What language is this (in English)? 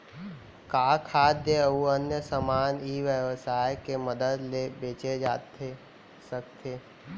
Chhattisgarhi